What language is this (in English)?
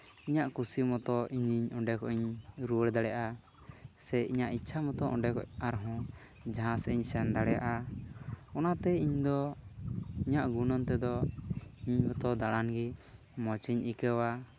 Santali